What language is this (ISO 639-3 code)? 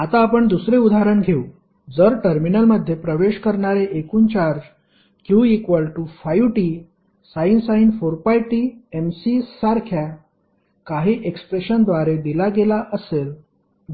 mar